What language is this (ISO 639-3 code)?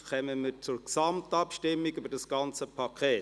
gsw